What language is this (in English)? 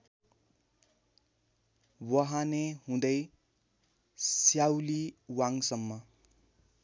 Nepali